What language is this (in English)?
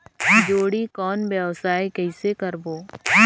Chhattisgarhi